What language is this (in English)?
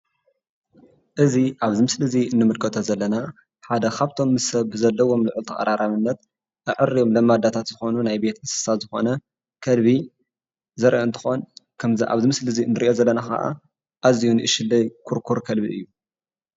Tigrinya